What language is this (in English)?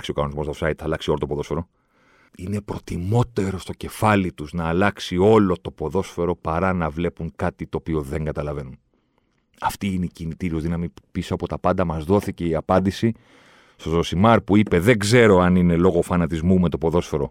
Greek